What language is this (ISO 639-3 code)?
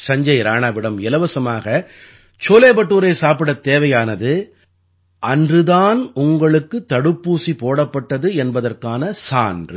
tam